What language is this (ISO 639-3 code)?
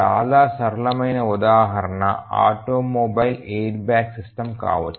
tel